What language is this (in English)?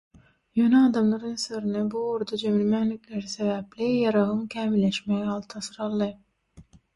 Turkmen